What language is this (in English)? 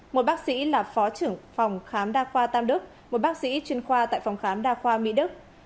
Vietnamese